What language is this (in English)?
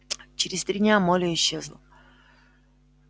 Russian